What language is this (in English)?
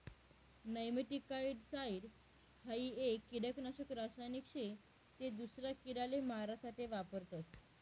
Marathi